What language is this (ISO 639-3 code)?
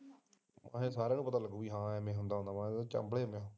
pan